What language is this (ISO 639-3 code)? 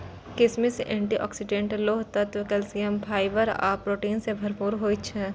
mai